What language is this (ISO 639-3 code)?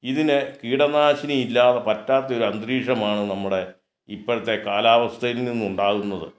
mal